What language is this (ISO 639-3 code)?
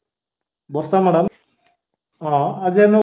ori